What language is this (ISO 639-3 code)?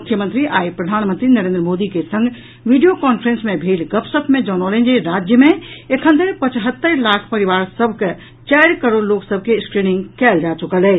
mai